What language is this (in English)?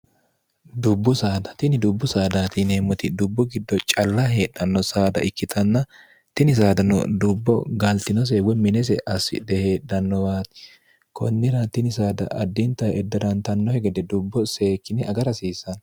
Sidamo